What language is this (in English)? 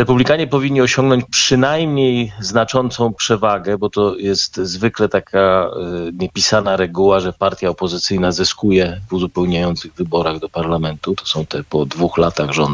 Polish